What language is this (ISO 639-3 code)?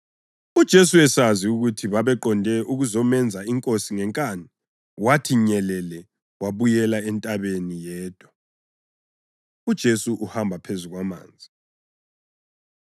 nde